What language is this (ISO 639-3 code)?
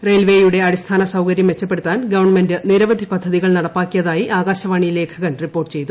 mal